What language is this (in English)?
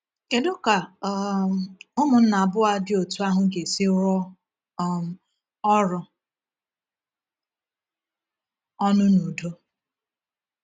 Igbo